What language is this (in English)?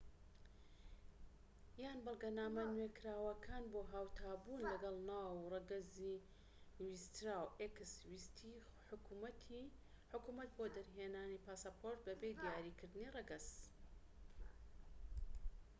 Central Kurdish